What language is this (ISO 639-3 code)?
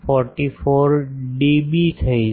guj